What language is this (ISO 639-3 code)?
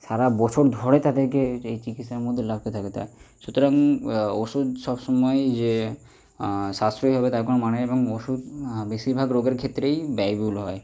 ben